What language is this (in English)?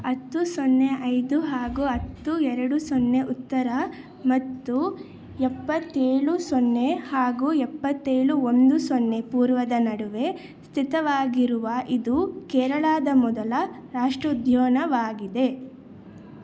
Kannada